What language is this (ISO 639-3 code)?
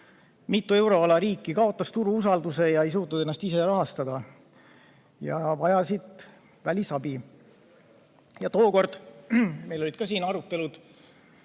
est